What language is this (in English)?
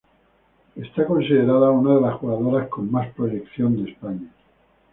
Spanish